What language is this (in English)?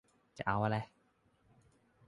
Thai